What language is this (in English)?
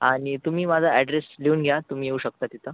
Marathi